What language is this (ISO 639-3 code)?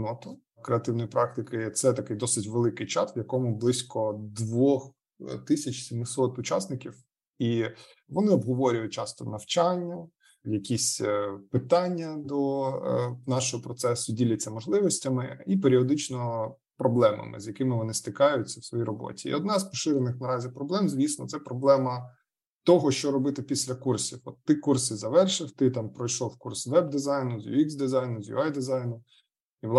ukr